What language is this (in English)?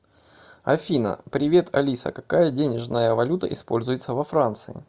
Russian